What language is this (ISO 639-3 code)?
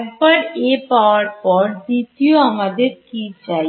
ben